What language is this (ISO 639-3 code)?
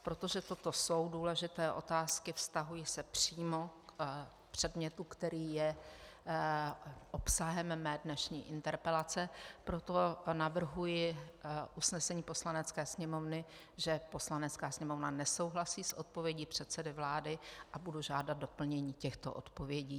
ces